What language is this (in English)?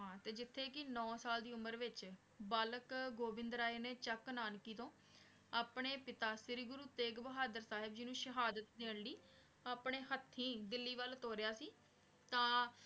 Punjabi